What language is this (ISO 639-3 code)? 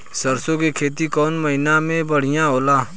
bho